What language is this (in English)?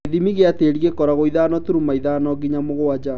Kikuyu